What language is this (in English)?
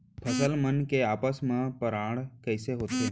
Chhattisgarhi